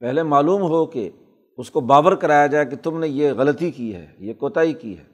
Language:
Urdu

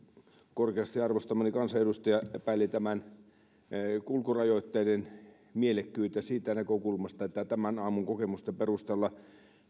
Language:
Finnish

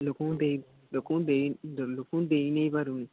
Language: Odia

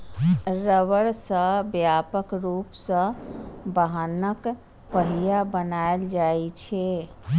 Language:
Maithili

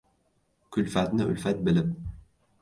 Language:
Uzbek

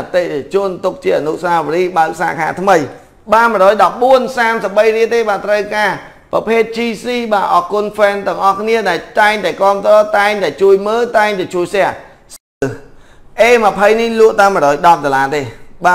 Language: Vietnamese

